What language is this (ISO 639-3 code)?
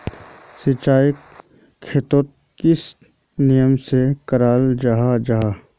mag